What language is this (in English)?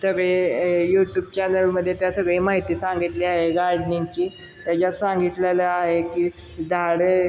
Marathi